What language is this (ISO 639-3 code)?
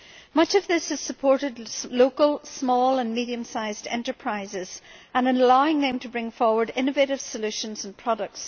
eng